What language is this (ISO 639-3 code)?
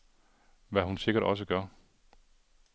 dan